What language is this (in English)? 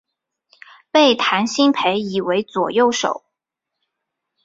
Chinese